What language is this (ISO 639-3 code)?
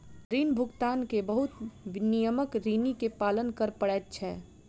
mai